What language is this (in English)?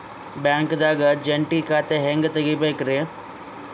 Kannada